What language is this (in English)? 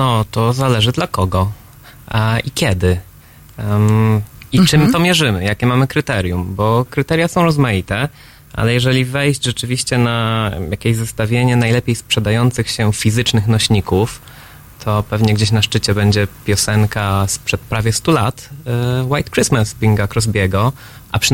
Polish